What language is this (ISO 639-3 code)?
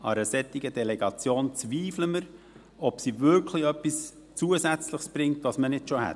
gsw